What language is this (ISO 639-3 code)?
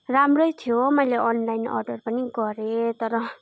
nep